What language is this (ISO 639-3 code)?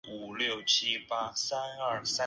zho